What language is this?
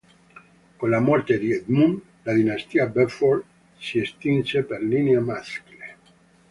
Italian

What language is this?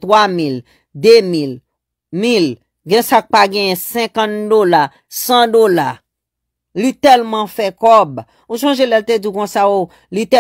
French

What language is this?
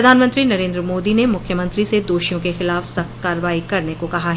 Hindi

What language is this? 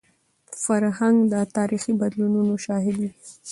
Pashto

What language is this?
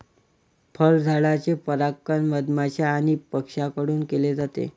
Marathi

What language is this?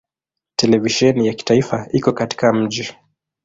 Swahili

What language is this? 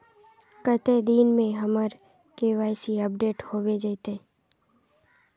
Magahi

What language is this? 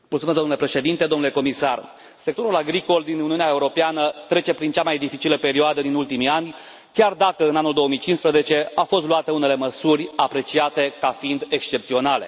Romanian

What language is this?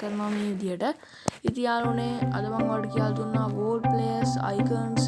Indonesian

